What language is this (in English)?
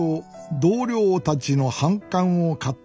Japanese